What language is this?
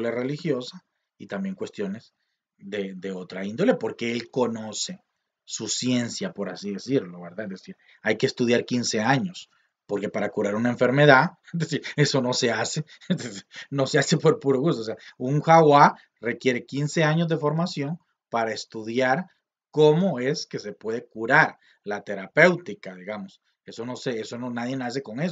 Spanish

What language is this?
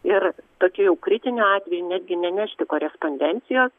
Lithuanian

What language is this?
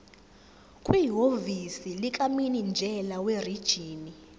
Zulu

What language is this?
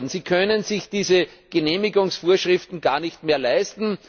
German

